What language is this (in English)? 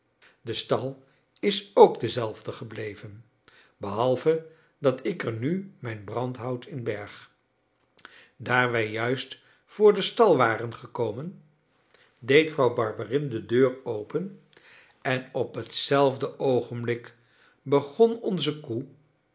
Dutch